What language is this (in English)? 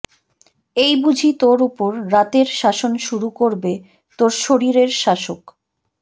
Bangla